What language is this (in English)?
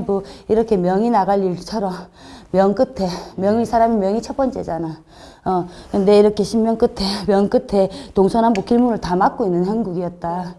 Korean